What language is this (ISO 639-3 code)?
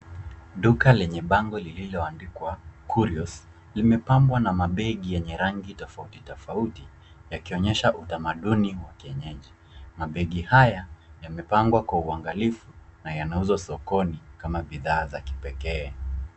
swa